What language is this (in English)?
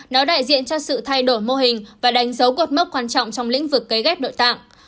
Vietnamese